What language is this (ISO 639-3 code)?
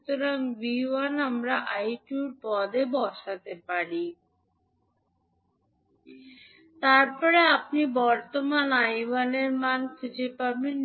ben